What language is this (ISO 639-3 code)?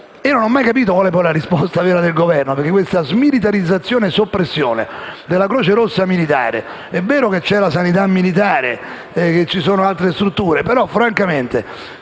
ita